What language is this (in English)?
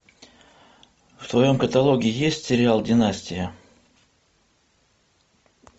Russian